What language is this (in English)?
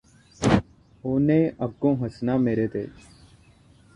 Punjabi